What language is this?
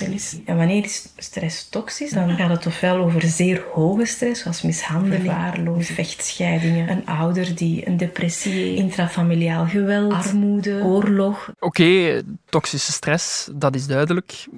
Dutch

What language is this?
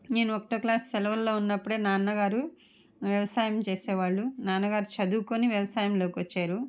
Telugu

